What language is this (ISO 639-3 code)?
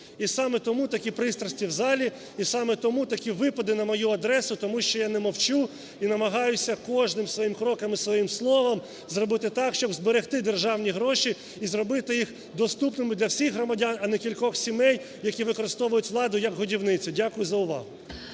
ukr